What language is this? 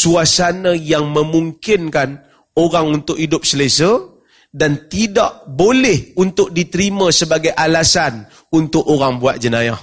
Malay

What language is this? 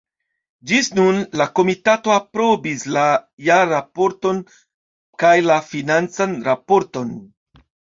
Esperanto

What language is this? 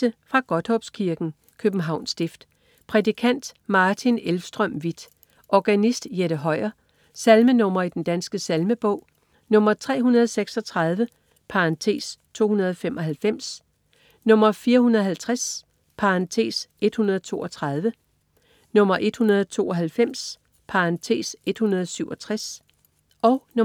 Danish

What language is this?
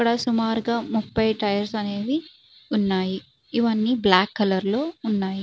Telugu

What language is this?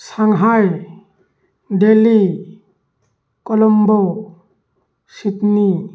Manipuri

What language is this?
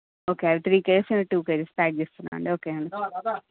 Telugu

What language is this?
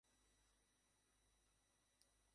Bangla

